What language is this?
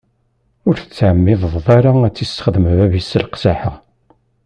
Kabyle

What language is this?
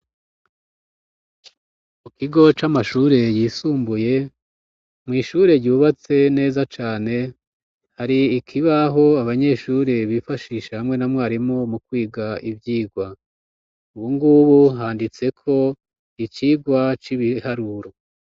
Rundi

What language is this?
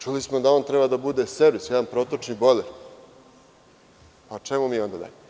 Serbian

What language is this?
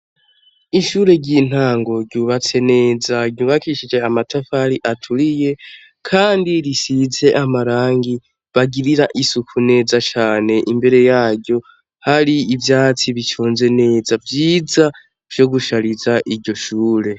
Rundi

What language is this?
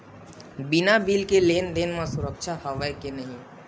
Chhattisgarhi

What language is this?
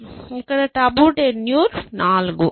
Telugu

